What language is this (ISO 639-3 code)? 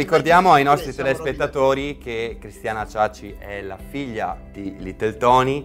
ita